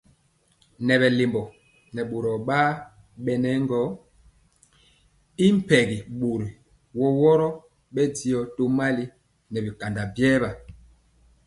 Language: Mpiemo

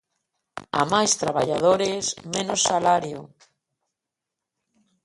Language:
Galician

